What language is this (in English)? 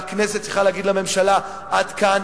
Hebrew